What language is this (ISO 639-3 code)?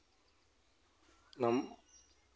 sat